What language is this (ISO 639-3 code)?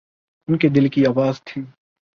urd